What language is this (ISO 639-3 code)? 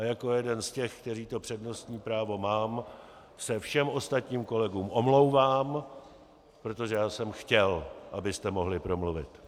ces